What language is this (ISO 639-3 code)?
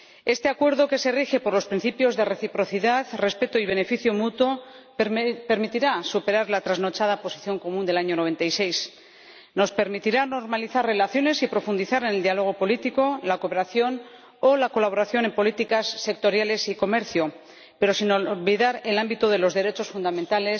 spa